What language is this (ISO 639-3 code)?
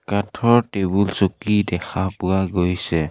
asm